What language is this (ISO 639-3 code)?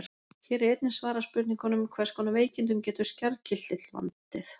isl